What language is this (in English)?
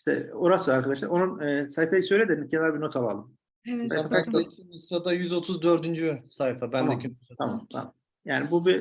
Turkish